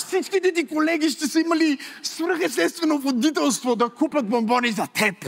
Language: Bulgarian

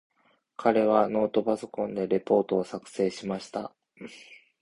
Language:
Japanese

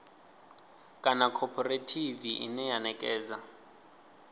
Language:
Venda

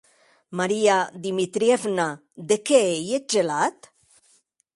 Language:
Occitan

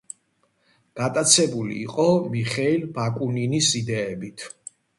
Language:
Georgian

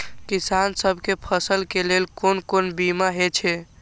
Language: Maithili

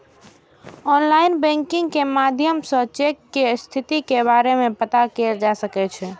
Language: Maithili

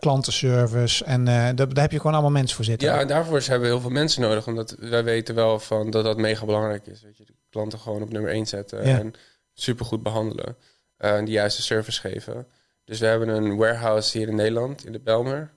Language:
Dutch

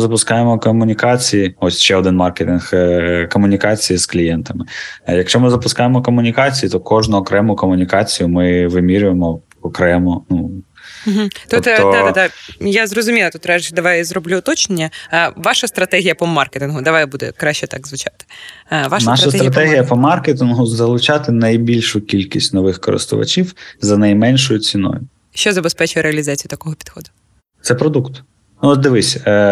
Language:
Ukrainian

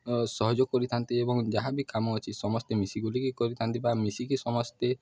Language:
Odia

